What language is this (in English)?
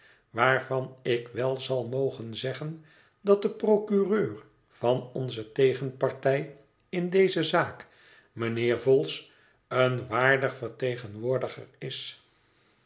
Dutch